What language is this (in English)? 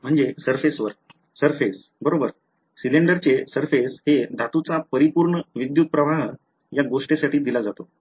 Marathi